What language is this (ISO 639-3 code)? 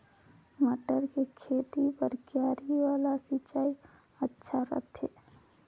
hne